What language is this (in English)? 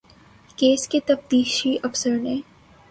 Urdu